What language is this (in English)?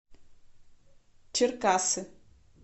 Russian